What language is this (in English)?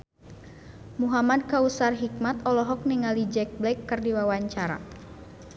Sundanese